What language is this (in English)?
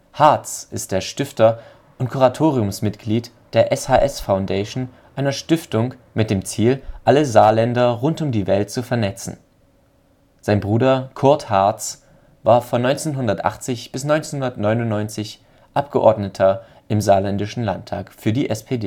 German